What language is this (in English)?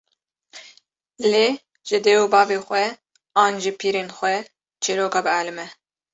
Kurdish